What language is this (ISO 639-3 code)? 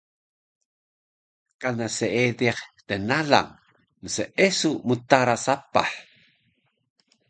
trv